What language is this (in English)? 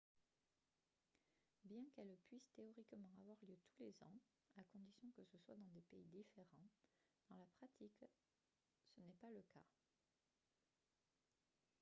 French